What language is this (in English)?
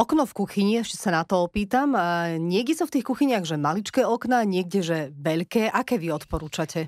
Slovak